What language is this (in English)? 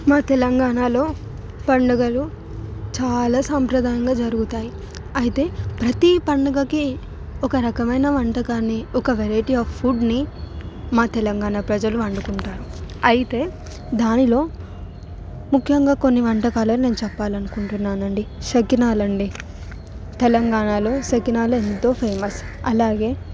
Telugu